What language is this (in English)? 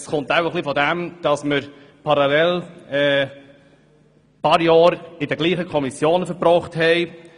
Swiss German